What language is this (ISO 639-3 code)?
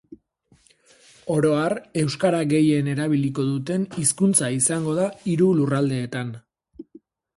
eus